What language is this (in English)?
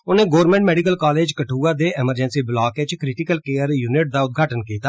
Dogri